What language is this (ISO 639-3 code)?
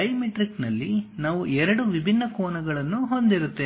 kan